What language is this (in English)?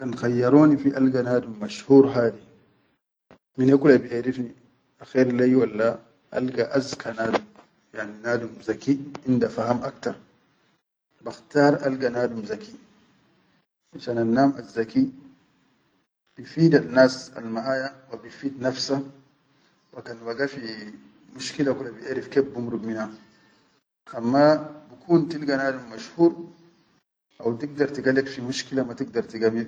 Chadian Arabic